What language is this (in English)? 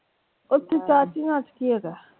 Punjabi